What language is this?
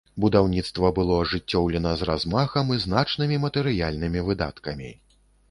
Belarusian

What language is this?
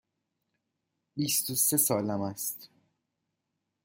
Persian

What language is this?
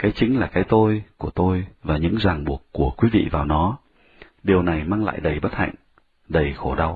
Vietnamese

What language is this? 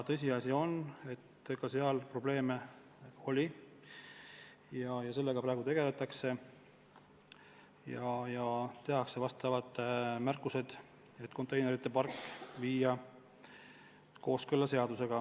Estonian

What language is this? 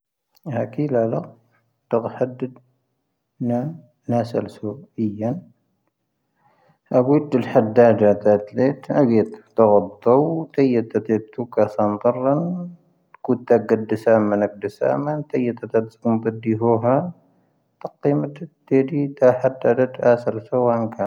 Tahaggart Tamahaq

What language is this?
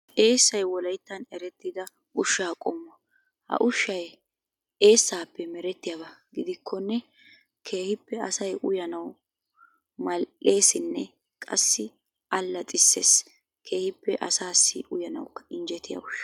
Wolaytta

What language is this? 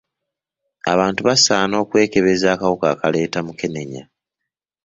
Ganda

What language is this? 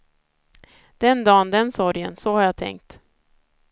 Swedish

